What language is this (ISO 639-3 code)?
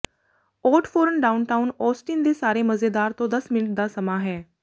pan